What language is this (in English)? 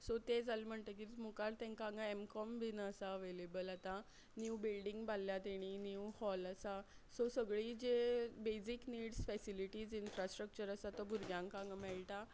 Konkani